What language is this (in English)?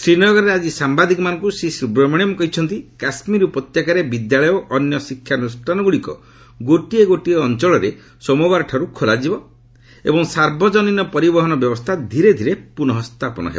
Odia